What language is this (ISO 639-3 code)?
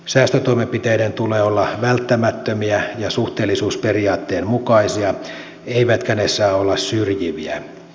fin